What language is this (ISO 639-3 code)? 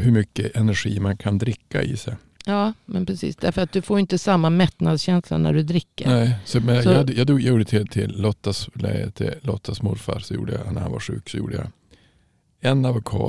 swe